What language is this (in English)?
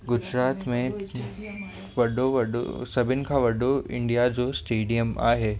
Sindhi